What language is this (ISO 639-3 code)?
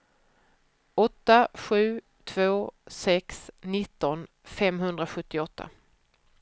swe